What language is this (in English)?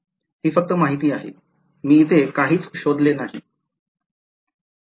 Marathi